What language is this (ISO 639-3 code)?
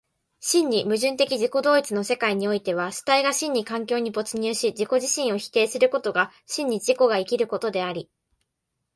jpn